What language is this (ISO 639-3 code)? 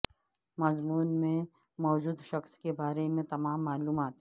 urd